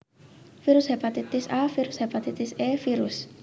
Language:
Javanese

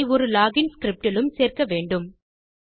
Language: Tamil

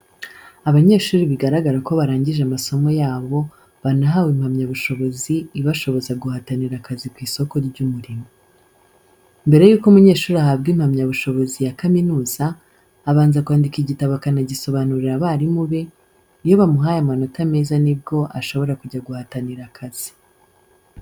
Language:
Kinyarwanda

